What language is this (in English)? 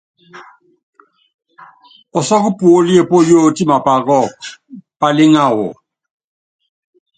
Yangben